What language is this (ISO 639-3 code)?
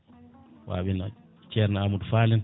ful